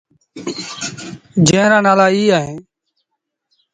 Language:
Sindhi Bhil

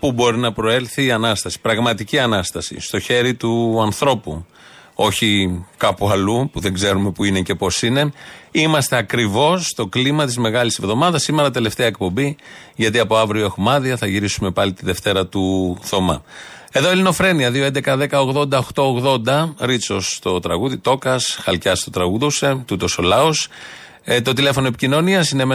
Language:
Greek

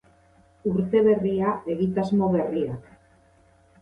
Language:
Basque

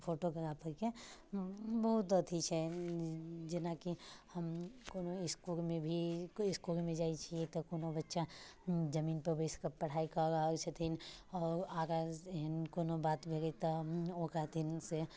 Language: Maithili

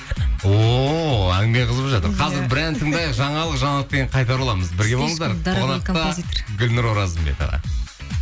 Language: Kazakh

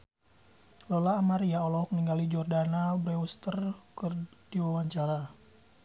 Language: Sundanese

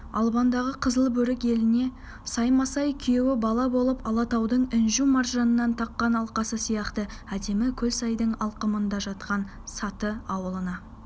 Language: Kazakh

